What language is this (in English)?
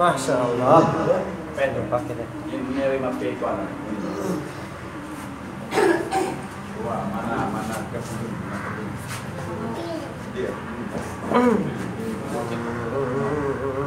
Arabic